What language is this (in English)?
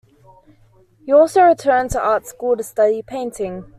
English